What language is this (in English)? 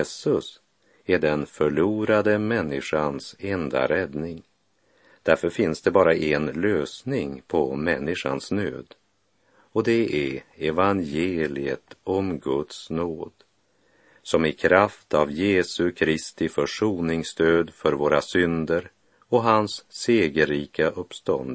Swedish